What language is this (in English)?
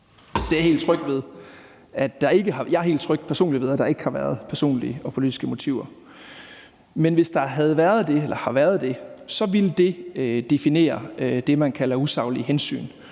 Danish